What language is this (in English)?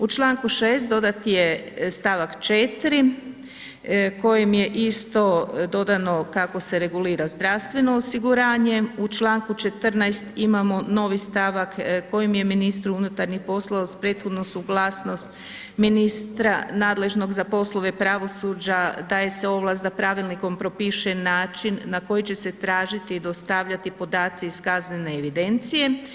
Croatian